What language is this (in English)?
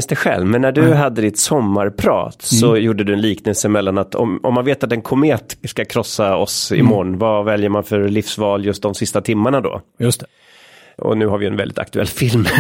Swedish